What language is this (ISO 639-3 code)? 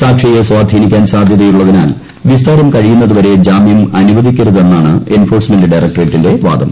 mal